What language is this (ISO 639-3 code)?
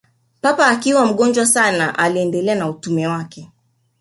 swa